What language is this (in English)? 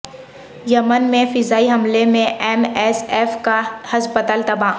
Urdu